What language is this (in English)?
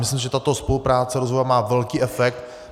Czech